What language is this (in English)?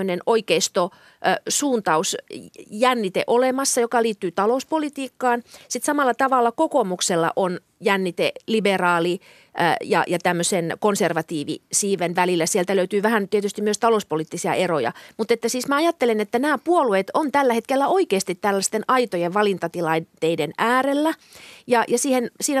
Finnish